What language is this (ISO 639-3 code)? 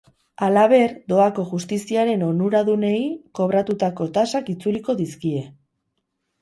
eus